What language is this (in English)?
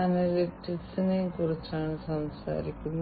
Malayalam